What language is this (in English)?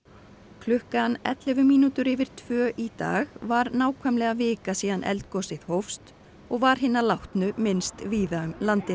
Icelandic